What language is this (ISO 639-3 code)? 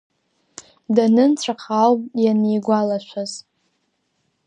abk